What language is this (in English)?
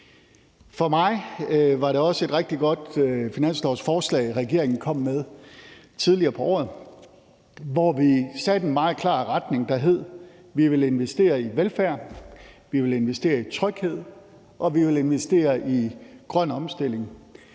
Danish